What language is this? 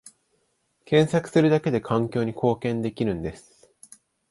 Japanese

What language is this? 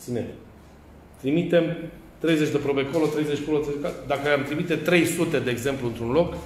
Romanian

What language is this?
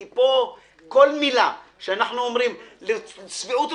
Hebrew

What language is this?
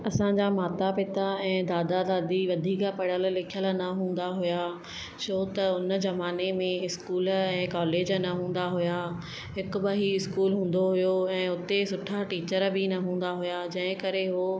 Sindhi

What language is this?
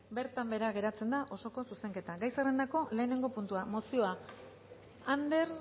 Basque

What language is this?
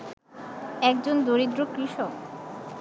Bangla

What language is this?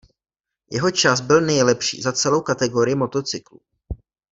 Czech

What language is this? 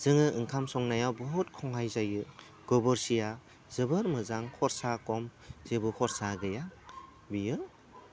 Bodo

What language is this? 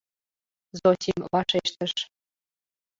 Mari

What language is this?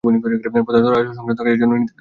Bangla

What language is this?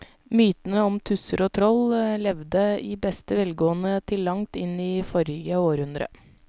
Norwegian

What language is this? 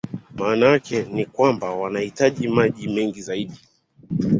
Swahili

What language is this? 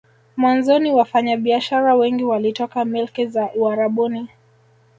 Swahili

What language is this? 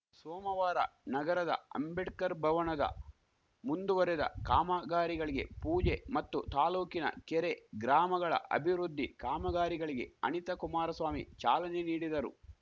Kannada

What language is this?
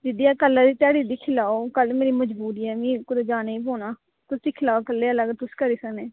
Dogri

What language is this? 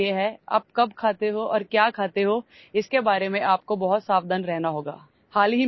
Urdu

